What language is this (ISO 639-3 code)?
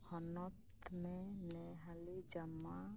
sat